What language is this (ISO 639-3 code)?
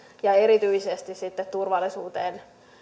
fin